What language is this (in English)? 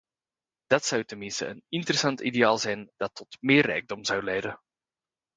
Dutch